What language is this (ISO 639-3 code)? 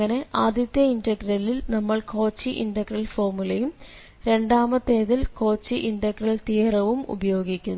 mal